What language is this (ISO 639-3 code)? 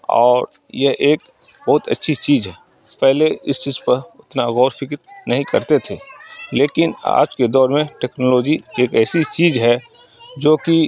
urd